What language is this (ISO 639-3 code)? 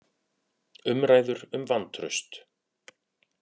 isl